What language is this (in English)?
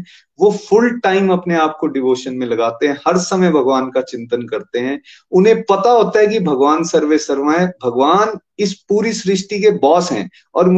Hindi